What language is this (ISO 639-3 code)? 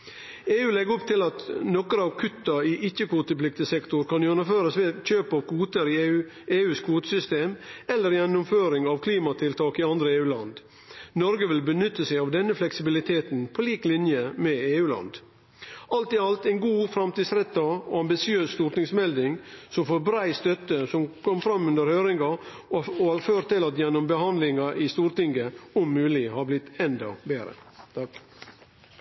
nno